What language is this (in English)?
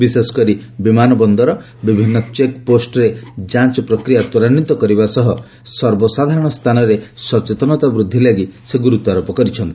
Odia